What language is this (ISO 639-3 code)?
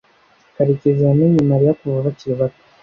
kin